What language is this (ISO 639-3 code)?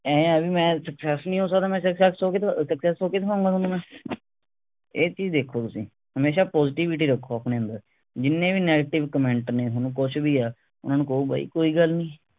pan